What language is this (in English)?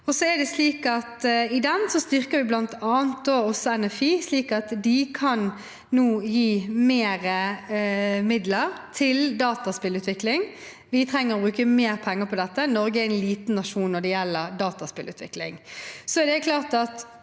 Norwegian